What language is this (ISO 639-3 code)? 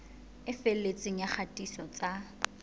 sot